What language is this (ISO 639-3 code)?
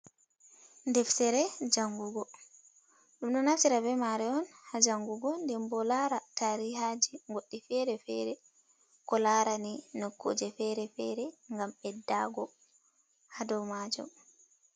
ful